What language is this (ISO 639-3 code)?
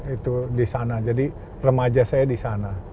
ind